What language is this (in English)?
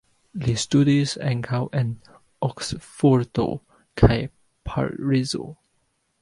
Esperanto